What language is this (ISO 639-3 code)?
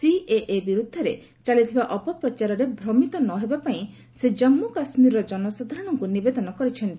ori